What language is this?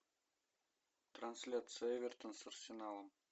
Russian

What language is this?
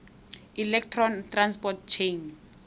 Tswana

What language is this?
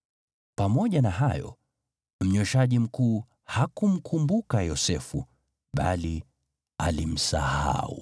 Swahili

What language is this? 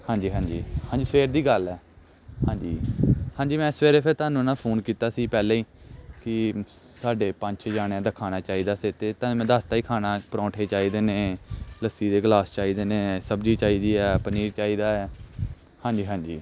Punjabi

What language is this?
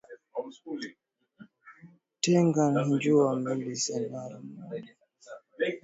Swahili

